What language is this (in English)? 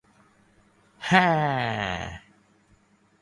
Thai